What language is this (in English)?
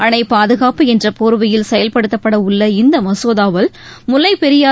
Tamil